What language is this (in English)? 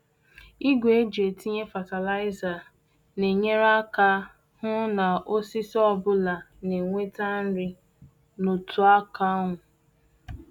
Igbo